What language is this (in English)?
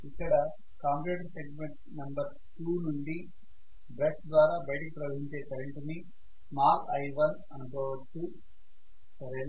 Telugu